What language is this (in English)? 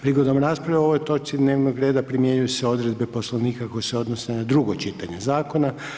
Croatian